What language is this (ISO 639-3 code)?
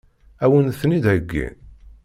kab